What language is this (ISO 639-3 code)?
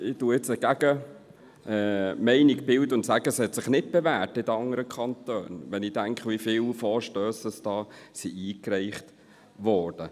gsw